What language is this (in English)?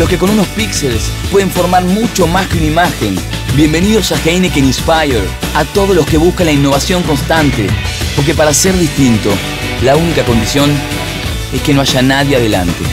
Spanish